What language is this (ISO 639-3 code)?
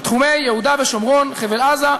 heb